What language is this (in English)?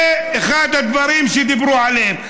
Hebrew